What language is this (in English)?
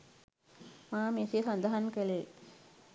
Sinhala